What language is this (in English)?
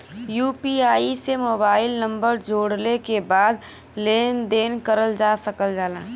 Bhojpuri